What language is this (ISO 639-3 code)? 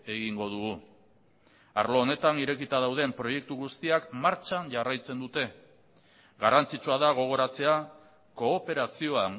eus